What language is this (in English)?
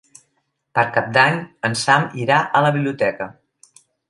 Catalan